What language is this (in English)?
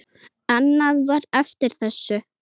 Icelandic